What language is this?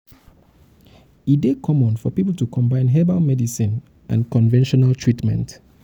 Nigerian Pidgin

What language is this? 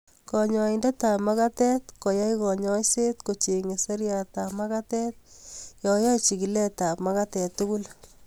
Kalenjin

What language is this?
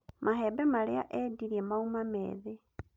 Kikuyu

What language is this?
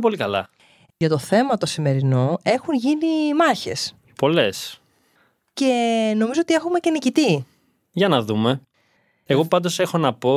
Greek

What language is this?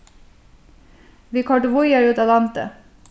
Faroese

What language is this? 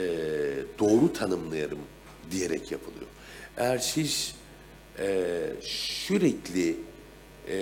Turkish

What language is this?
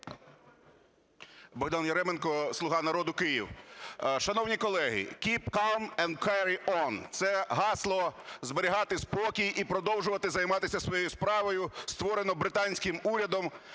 Ukrainian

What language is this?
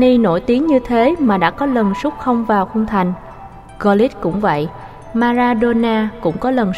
Vietnamese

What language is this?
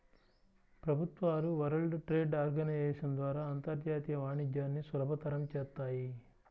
Telugu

